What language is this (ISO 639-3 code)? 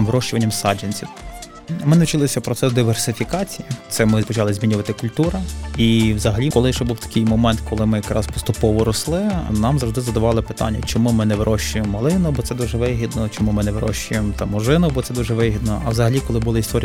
ukr